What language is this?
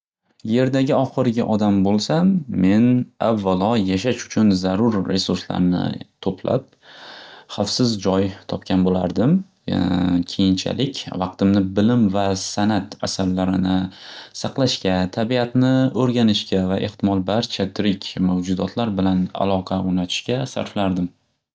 Uzbek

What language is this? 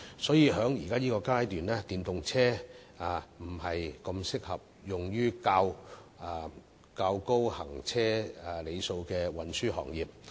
Cantonese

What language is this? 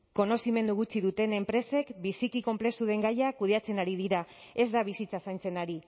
Basque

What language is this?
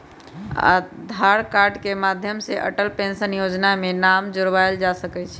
Magahi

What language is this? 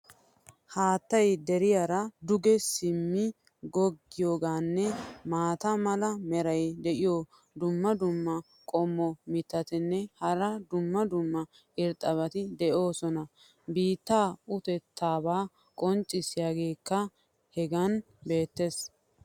Wolaytta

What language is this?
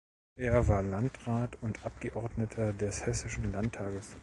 German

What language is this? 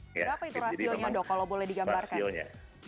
Indonesian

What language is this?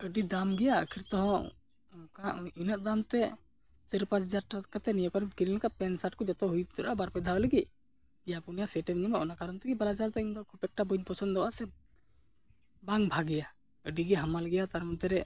Santali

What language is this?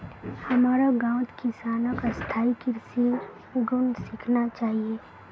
Magahi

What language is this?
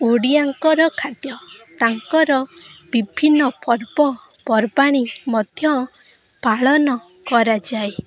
Odia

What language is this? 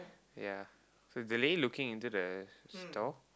English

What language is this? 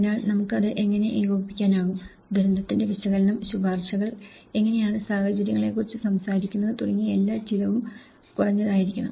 Malayalam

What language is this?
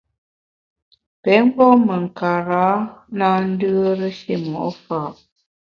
Bamun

